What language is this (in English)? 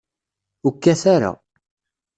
Kabyle